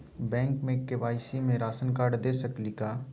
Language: Magahi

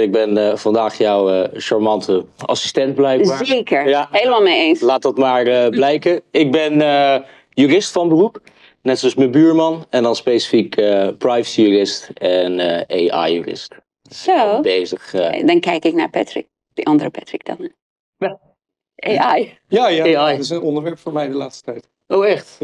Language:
Dutch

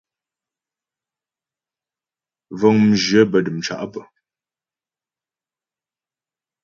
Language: Ghomala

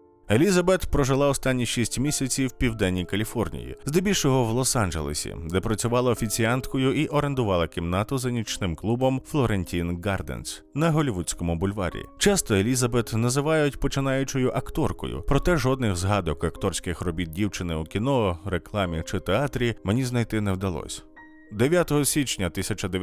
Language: Ukrainian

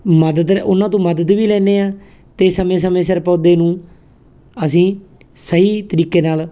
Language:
Punjabi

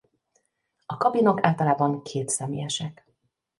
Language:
Hungarian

